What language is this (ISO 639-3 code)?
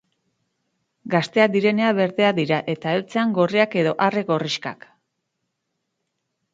eus